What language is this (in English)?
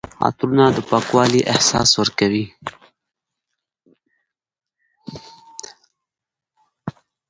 Pashto